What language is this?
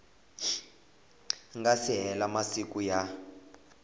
Tsonga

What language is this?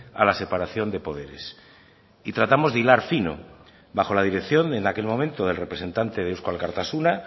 Spanish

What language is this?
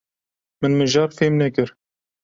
Kurdish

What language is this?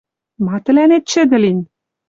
Western Mari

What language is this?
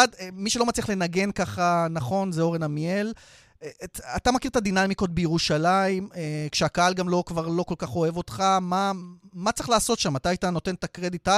Hebrew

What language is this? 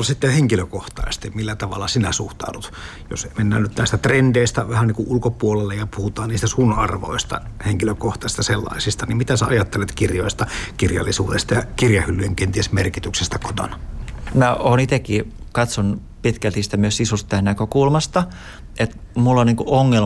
Finnish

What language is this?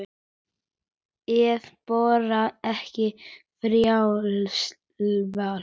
Icelandic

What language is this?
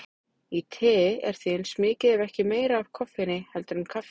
Icelandic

